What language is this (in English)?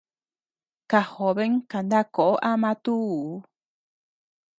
Tepeuxila Cuicatec